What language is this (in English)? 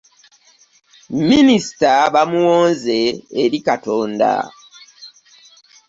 Ganda